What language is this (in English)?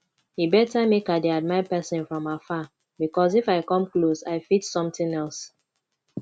Nigerian Pidgin